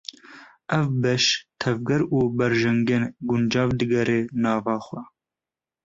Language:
Kurdish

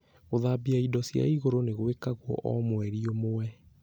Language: Kikuyu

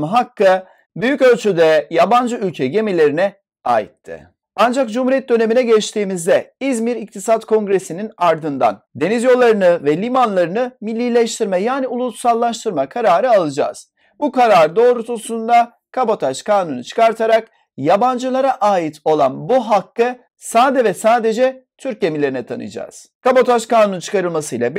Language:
Turkish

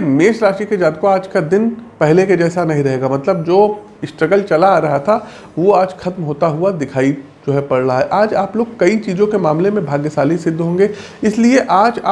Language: Hindi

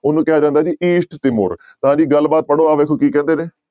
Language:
Punjabi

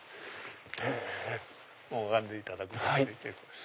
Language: Japanese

